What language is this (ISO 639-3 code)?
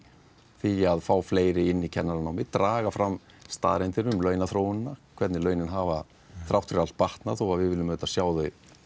isl